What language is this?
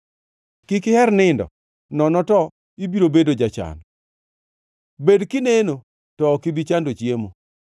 Luo (Kenya and Tanzania)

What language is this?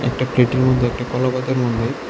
Bangla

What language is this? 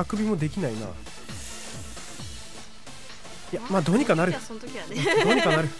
Japanese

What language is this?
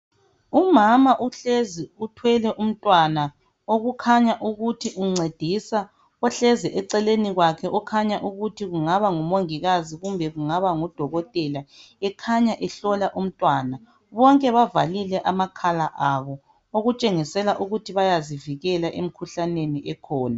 North Ndebele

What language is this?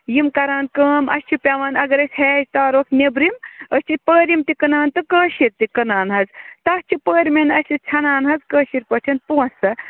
Kashmiri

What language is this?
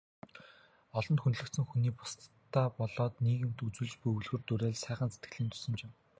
Mongolian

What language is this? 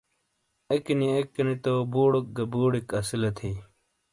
Shina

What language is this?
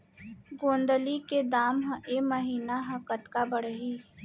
Chhattisgarhi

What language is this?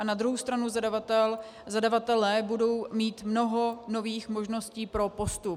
Czech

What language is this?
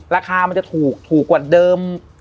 Thai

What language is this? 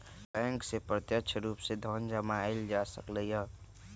Magahi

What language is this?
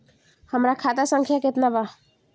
Bhojpuri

